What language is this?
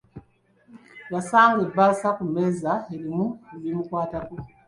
Ganda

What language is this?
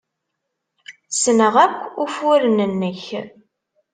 Kabyle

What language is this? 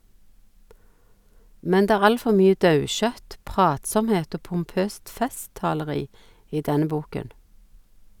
Norwegian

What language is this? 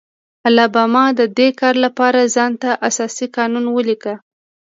Pashto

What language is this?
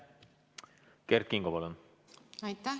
Estonian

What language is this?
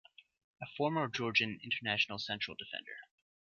English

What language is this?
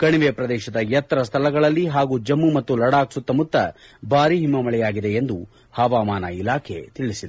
Kannada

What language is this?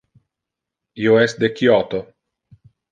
Interlingua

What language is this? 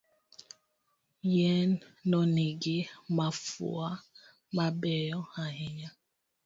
Luo (Kenya and Tanzania)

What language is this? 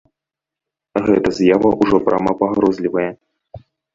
Belarusian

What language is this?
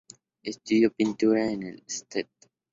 Spanish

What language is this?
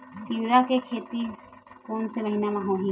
Chhattisgarhi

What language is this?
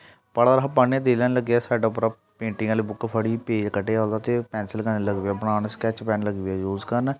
Dogri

